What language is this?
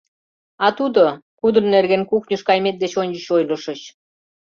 Mari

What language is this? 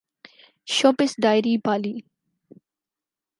Urdu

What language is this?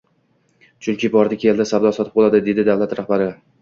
Uzbek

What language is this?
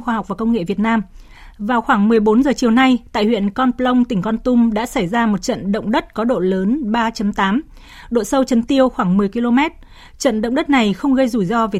Vietnamese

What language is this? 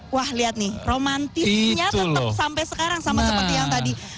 Indonesian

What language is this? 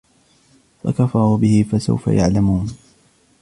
Arabic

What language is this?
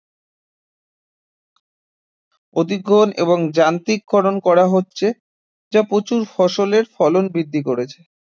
Bangla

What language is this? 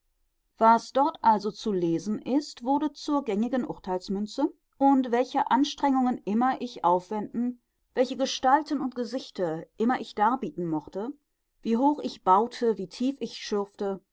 German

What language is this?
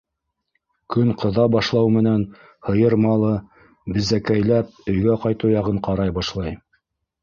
Bashkir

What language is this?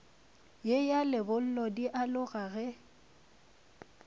Northern Sotho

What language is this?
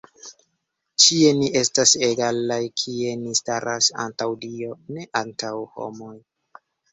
Esperanto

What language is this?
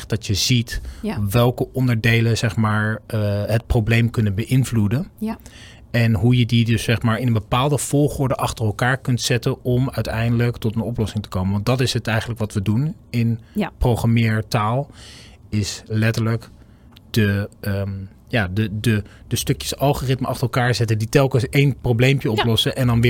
Dutch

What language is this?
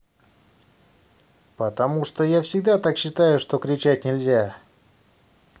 Russian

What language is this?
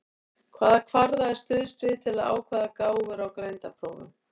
Icelandic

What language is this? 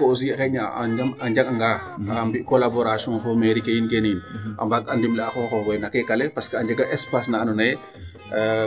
Serer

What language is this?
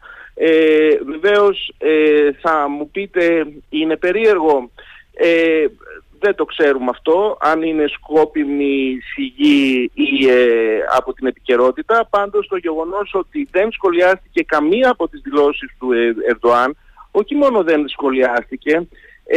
Greek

